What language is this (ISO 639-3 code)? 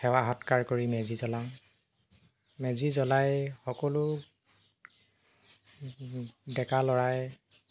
asm